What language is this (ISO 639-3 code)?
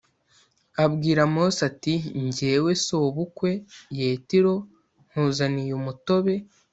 kin